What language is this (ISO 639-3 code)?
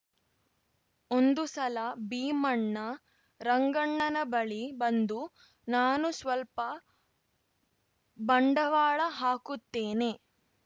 kan